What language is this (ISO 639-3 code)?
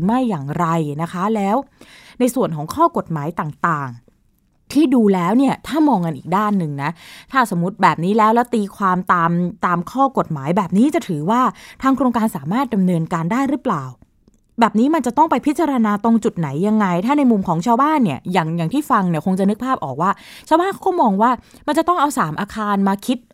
tha